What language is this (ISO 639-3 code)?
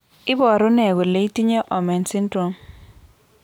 kln